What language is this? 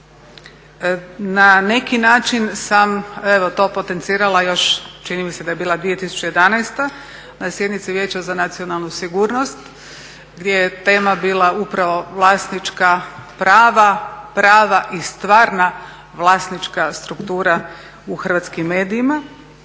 Croatian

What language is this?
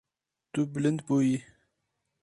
Kurdish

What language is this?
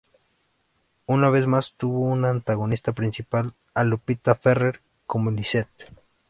Spanish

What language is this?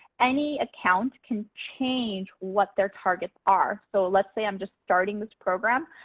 English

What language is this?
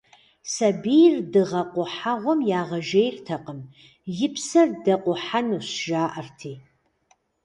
Kabardian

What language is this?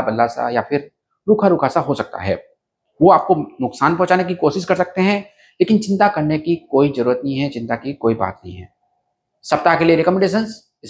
Hindi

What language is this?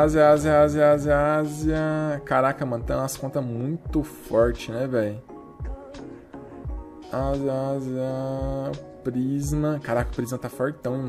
Portuguese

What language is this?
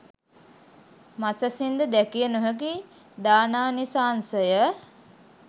Sinhala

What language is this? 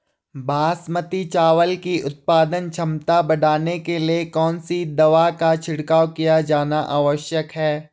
Hindi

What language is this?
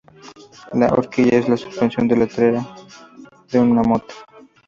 Spanish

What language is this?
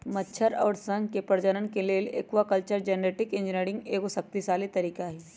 Magahi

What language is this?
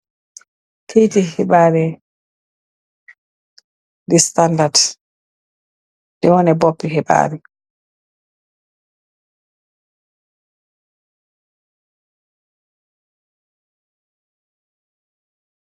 Wolof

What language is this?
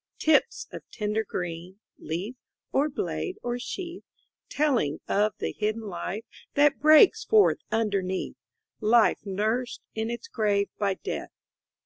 English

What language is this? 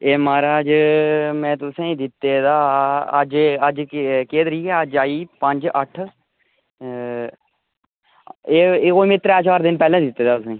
Dogri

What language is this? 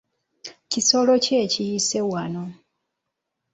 Ganda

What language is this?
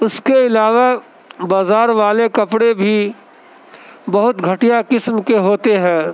Urdu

